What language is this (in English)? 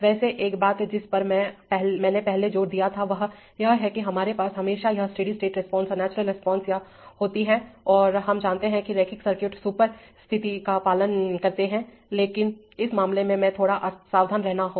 Hindi